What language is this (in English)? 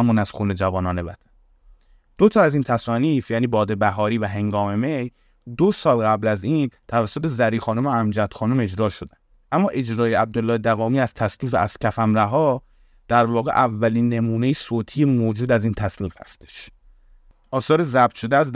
Persian